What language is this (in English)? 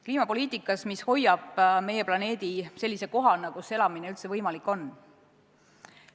Estonian